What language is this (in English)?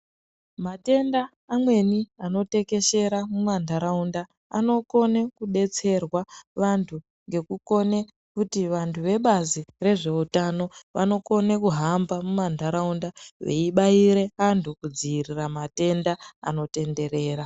Ndau